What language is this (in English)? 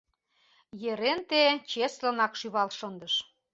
Mari